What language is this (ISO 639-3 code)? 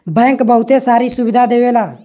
bho